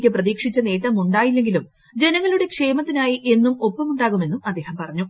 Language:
Malayalam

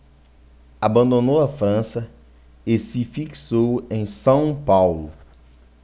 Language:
Portuguese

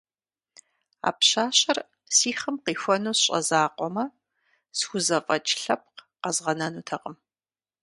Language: Kabardian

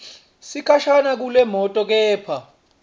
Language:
Swati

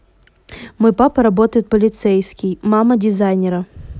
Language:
Russian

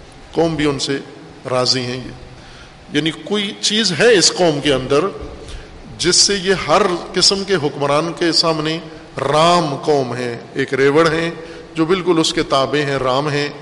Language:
Urdu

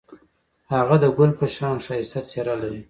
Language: Pashto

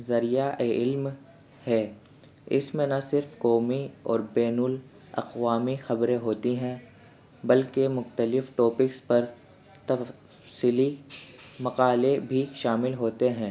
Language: Urdu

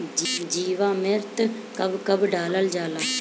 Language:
Bhojpuri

